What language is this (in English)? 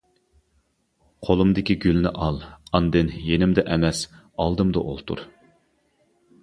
Uyghur